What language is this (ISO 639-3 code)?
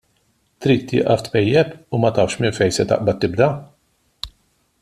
mlt